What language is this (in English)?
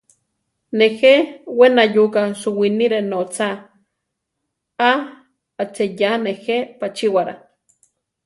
Central Tarahumara